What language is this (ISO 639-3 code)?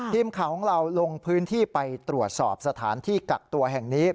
tha